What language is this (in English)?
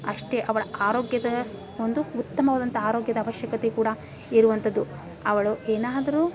Kannada